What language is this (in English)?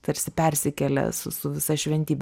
Lithuanian